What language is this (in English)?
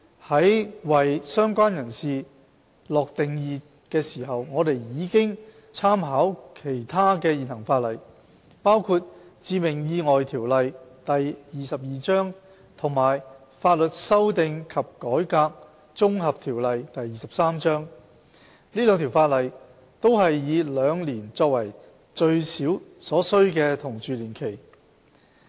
Cantonese